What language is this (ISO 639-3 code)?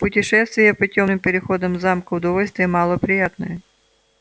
rus